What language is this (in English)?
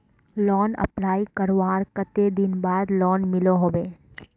Magahi